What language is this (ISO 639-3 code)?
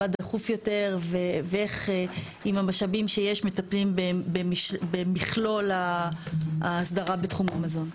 heb